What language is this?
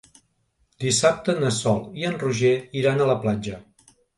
Catalan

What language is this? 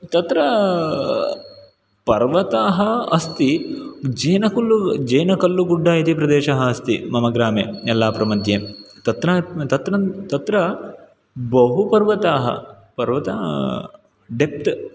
Sanskrit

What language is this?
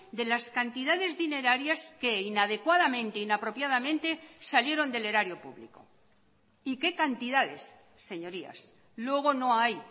Spanish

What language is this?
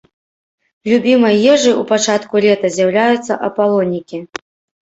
Belarusian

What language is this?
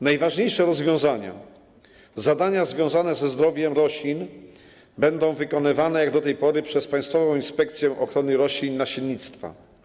Polish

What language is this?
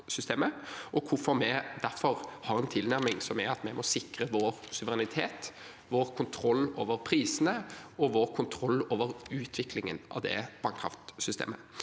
Norwegian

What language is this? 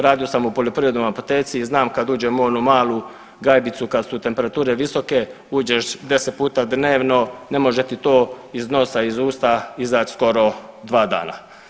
Croatian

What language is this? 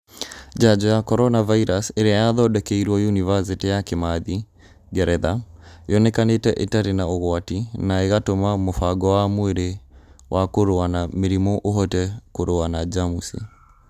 Kikuyu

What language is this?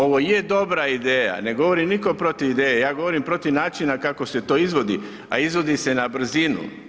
Croatian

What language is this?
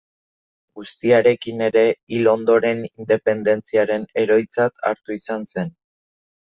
Basque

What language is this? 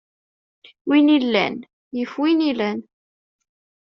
Kabyle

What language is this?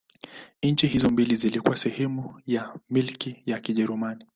Swahili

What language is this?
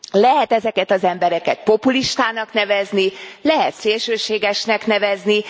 Hungarian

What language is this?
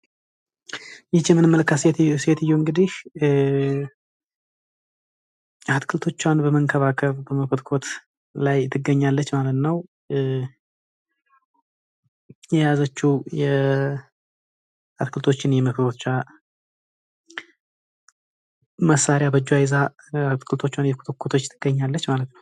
Amharic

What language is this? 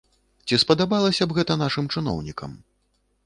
Belarusian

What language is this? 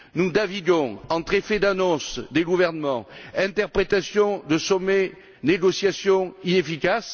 French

